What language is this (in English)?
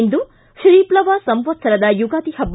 Kannada